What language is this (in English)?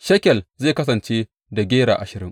Hausa